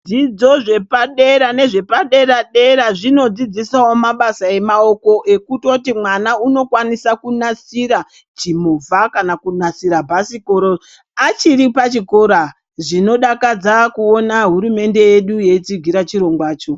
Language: Ndau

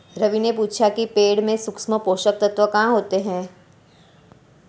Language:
Hindi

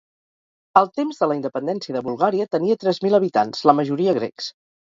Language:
Catalan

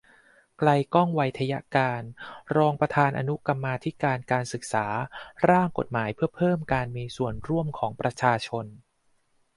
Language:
Thai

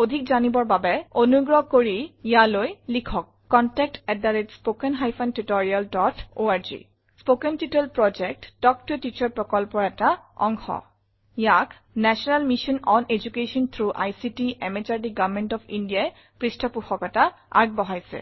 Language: Assamese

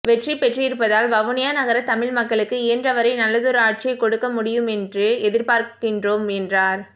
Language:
Tamil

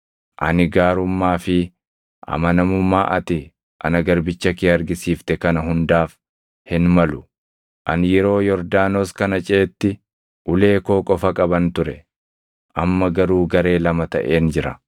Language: Oromo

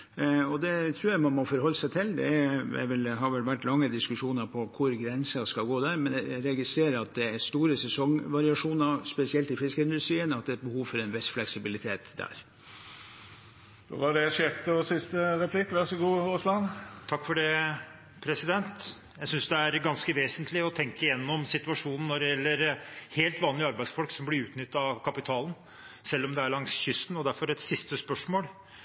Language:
Norwegian Bokmål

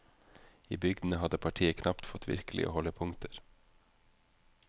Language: Norwegian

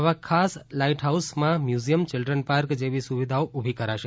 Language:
Gujarati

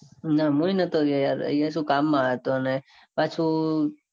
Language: Gujarati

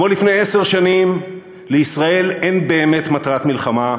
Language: Hebrew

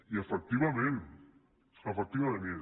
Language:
Catalan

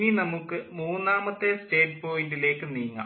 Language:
Malayalam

